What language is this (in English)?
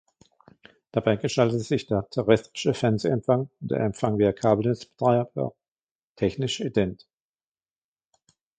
German